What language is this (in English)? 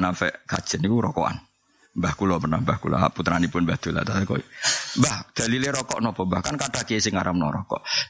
Malay